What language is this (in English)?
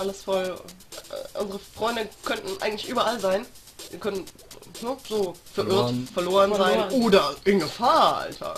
German